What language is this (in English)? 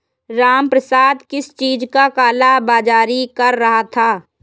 Hindi